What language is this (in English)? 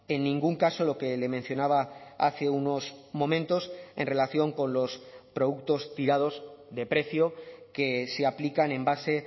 Spanish